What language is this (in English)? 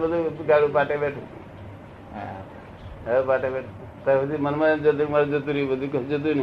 Gujarati